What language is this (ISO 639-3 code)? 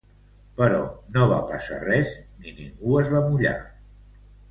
cat